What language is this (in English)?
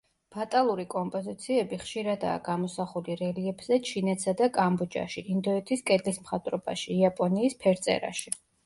Georgian